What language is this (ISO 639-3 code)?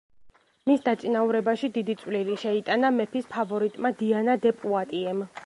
kat